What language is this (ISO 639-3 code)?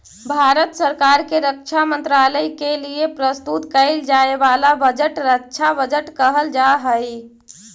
mag